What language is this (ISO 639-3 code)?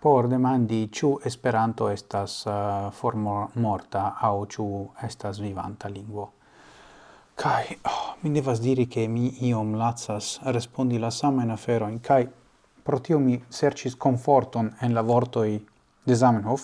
ita